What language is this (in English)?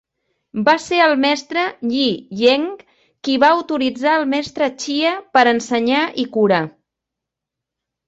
Catalan